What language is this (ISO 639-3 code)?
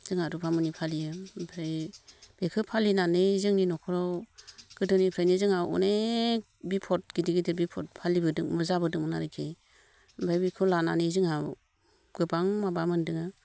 brx